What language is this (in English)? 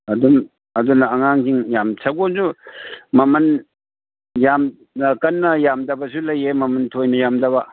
Manipuri